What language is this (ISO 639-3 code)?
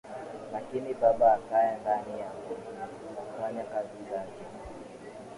swa